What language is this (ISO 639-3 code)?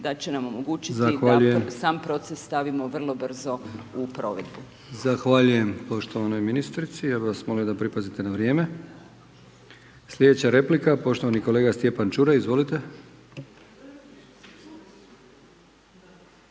hrv